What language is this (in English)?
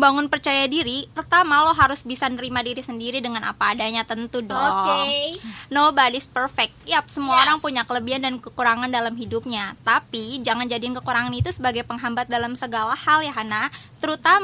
Indonesian